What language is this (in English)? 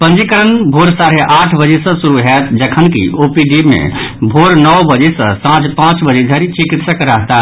Maithili